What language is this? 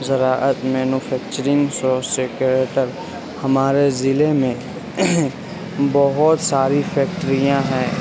Urdu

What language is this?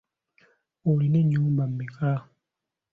Ganda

